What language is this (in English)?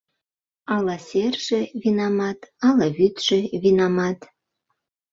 Mari